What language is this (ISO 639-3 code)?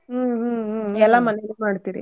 kan